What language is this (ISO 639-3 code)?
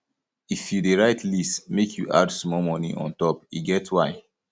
pcm